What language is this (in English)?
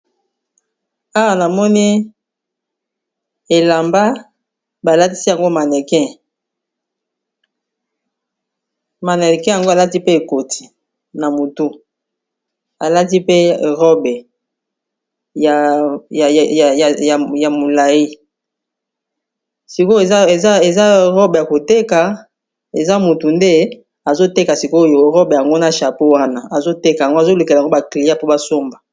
Lingala